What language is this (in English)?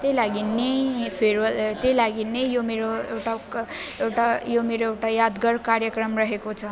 Nepali